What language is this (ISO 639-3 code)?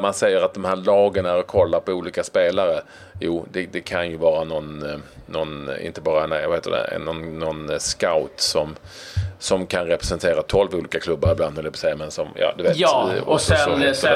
swe